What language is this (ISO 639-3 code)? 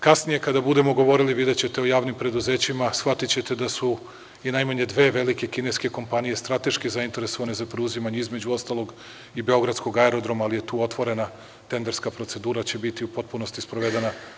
srp